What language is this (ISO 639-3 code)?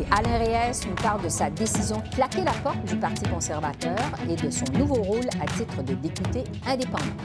fra